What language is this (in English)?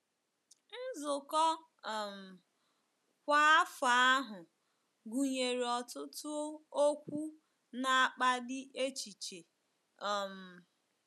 Igbo